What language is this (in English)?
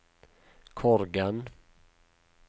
Norwegian